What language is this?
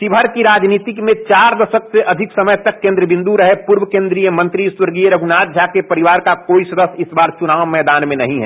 Hindi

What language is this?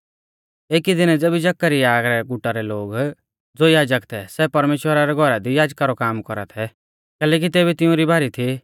Mahasu Pahari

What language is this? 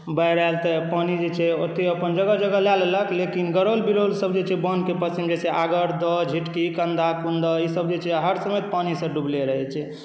Maithili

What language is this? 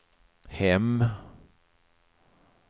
Swedish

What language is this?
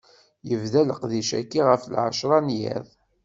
Kabyle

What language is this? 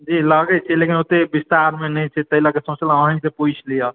Maithili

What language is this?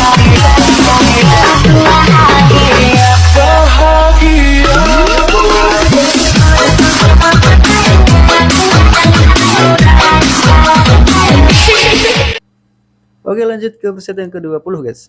Indonesian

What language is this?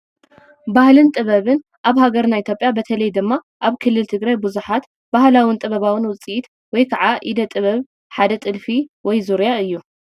Tigrinya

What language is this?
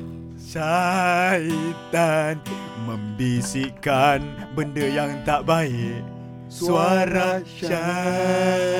Malay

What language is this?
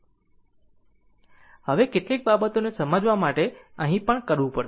Gujarati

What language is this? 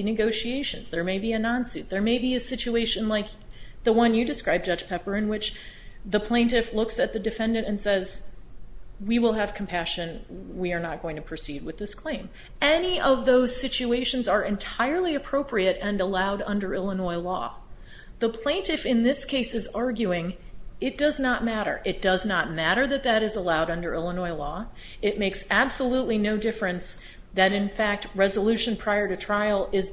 English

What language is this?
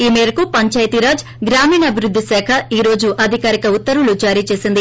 Telugu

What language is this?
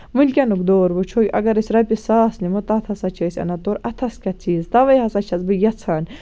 Kashmiri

